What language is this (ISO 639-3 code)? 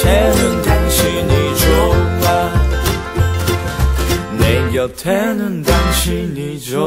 vie